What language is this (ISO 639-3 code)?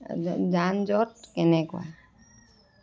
asm